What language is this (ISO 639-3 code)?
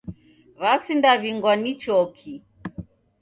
dav